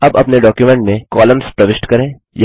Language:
Hindi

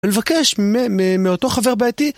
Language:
Hebrew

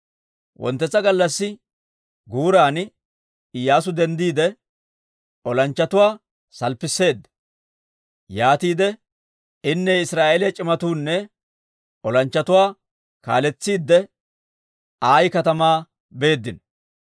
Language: Dawro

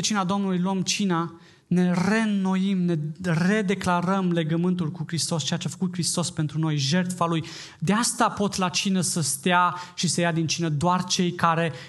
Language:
Romanian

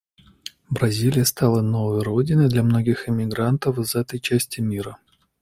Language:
Russian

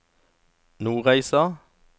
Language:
Norwegian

